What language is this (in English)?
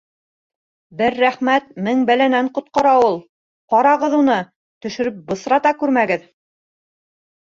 Bashkir